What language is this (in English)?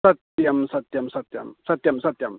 Sanskrit